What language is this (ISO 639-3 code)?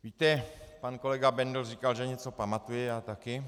ces